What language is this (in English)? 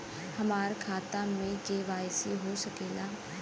Bhojpuri